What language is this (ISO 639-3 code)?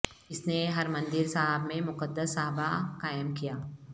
urd